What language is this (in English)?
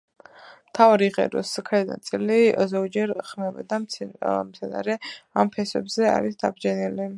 Georgian